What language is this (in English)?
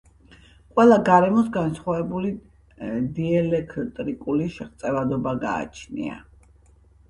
Georgian